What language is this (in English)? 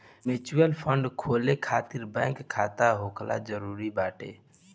Bhojpuri